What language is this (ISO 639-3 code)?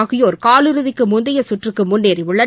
tam